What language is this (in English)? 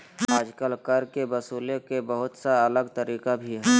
Magahi